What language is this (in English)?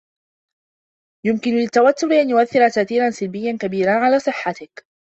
Arabic